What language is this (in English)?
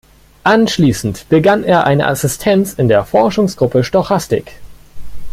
German